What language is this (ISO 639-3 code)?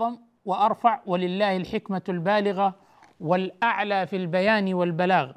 ara